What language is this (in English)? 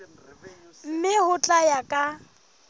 Southern Sotho